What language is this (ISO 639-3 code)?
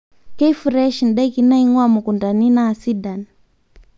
mas